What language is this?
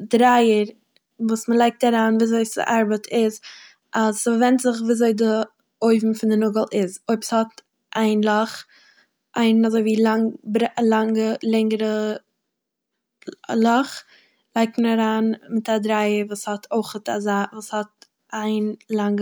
Yiddish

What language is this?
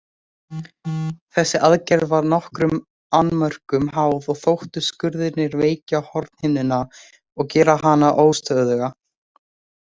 Icelandic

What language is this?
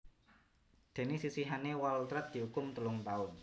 Javanese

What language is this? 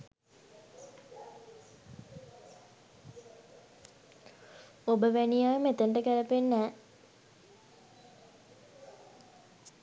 Sinhala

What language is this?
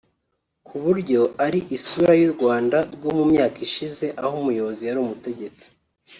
Kinyarwanda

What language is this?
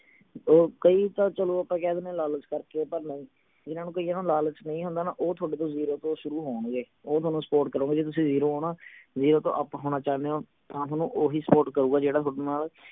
Punjabi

